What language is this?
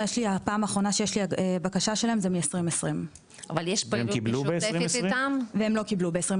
Hebrew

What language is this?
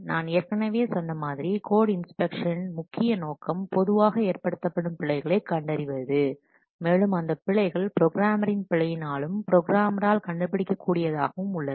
Tamil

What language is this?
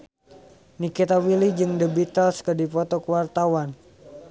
Sundanese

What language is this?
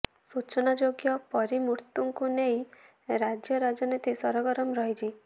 Odia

